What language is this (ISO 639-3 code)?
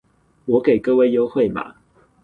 zho